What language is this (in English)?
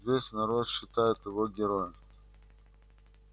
Russian